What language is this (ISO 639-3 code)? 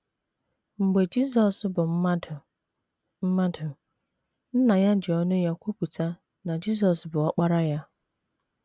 ibo